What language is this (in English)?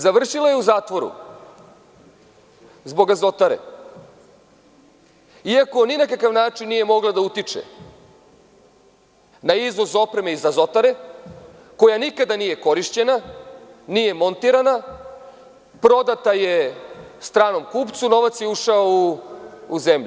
Serbian